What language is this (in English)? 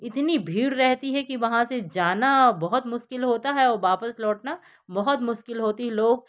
Hindi